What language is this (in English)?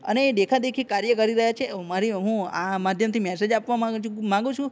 Gujarati